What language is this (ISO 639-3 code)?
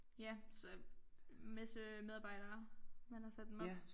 dan